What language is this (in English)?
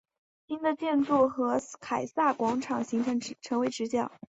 Chinese